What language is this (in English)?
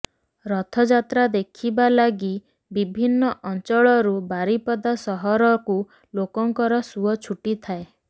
Odia